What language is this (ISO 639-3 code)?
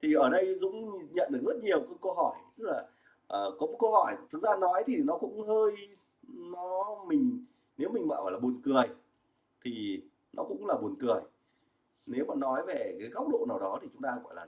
vie